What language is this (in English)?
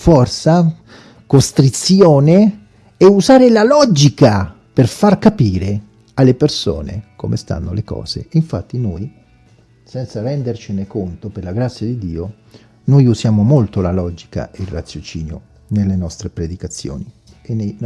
Italian